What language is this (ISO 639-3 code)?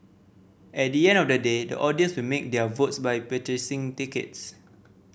eng